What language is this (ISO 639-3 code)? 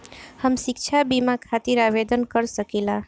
bho